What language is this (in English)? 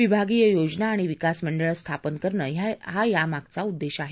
Marathi